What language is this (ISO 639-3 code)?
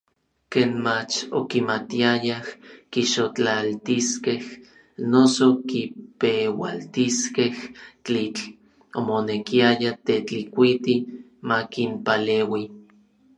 nlv